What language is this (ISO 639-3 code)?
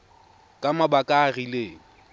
tsn